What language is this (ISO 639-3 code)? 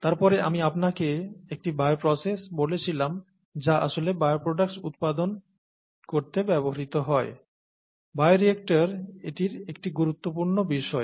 ben